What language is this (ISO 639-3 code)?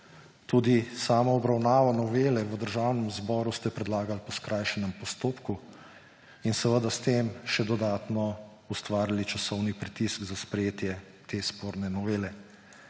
slv